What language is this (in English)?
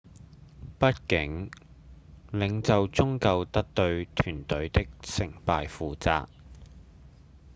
Cantonese